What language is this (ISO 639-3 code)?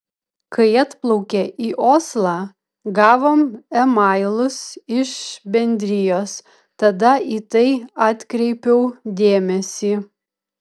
lit